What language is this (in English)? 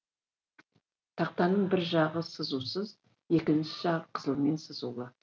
Kazakh